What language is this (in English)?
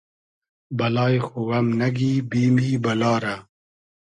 Hazaragi